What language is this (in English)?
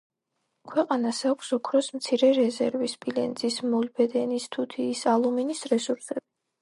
Georgian